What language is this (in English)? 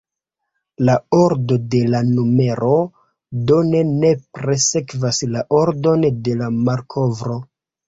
Esperanto